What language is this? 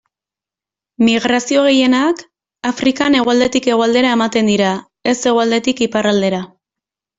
Basque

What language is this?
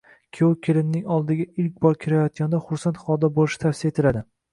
Uzbek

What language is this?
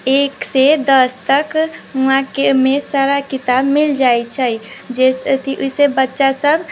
Maithili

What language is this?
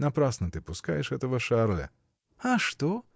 Russian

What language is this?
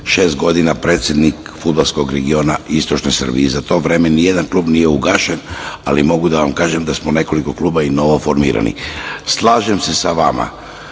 Serbian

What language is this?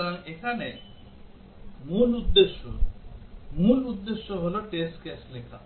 Bangla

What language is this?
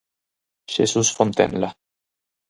Galician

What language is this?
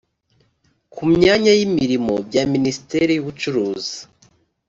Kinyarwanda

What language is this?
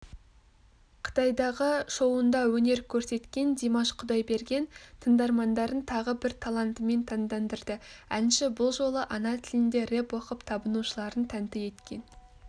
Kazakh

